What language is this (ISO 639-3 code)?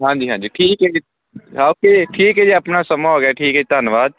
pan